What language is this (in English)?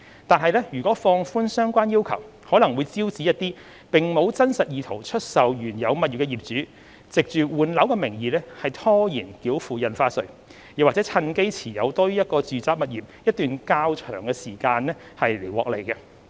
Cantonese